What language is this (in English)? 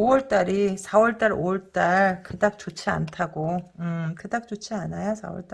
Korean